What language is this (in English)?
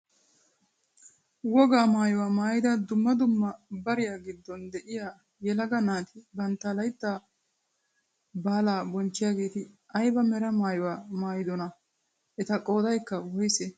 Wolaytta